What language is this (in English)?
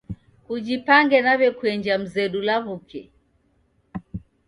Taita